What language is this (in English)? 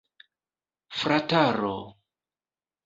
Esperanto